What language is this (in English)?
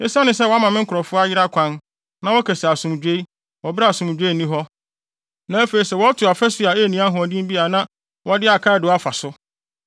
Akan